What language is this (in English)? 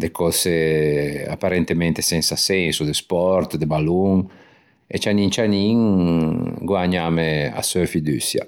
Ligurian